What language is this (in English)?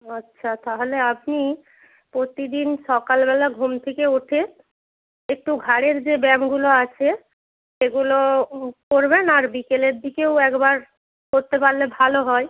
Bangla